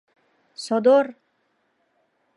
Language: Mari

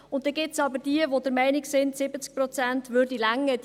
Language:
Swiss German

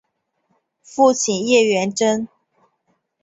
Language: Chinese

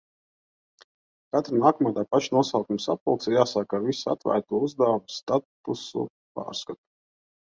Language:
Latvian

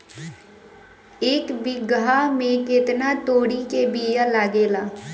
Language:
Bhojpuri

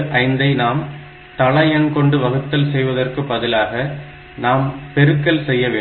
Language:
Tamil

